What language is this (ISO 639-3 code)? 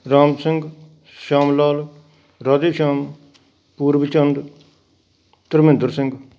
pan